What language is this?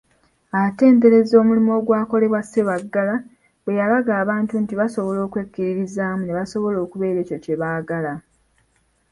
Ganda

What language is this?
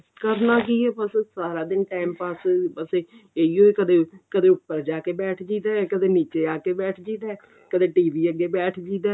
Punjabi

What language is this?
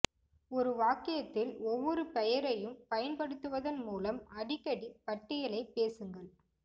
Tamil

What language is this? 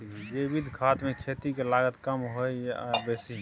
Maithili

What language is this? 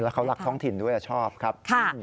Thai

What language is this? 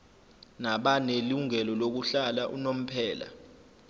Zulu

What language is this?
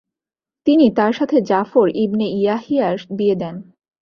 Bangla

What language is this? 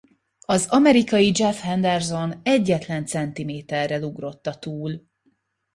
Hungarian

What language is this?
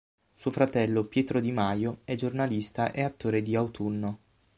Italian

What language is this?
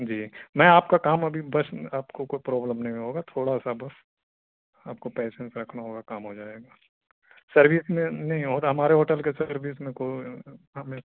Urdu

